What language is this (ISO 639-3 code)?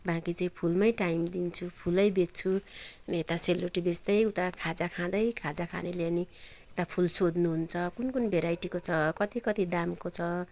nep